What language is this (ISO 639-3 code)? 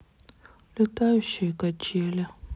rus